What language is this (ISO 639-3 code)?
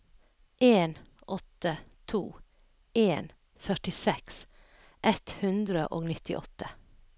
nor